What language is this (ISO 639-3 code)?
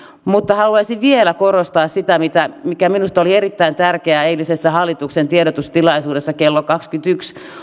fin